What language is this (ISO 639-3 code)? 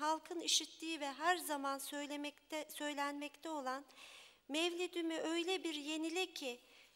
tur